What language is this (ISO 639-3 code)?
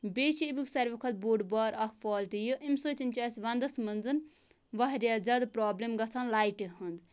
kas